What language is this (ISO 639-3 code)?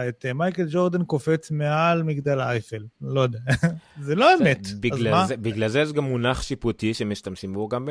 heb